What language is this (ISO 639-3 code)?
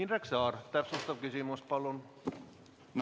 est